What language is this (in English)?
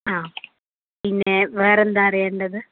Malayalam